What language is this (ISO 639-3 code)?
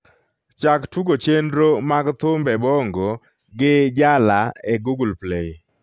luo